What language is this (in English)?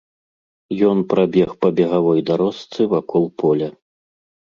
Belarusian